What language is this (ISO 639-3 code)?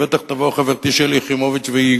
heb